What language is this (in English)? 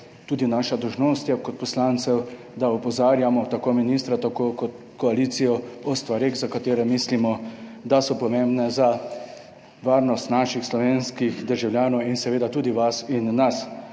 Slovenian